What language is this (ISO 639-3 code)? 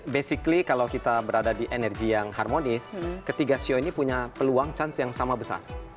ind